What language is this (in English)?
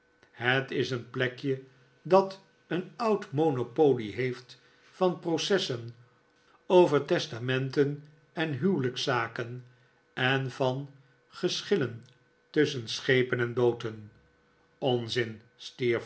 Dutch